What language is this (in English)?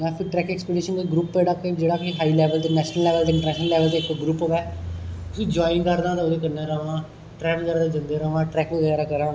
Dogri